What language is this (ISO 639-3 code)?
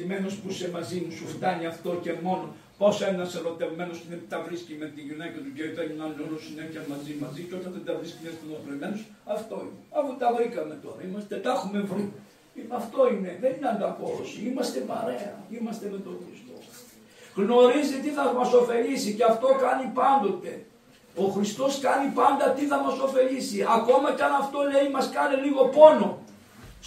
ell